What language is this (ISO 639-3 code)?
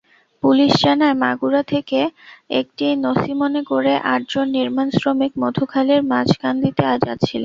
ben